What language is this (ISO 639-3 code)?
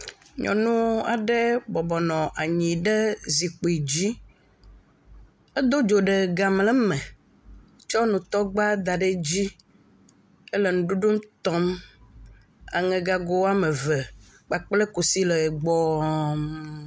ewe